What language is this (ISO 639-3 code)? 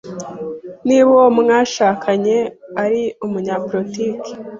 kin